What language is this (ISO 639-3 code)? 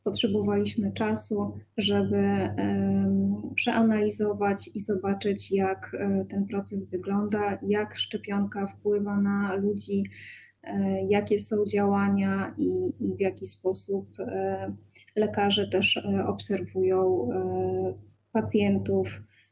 pol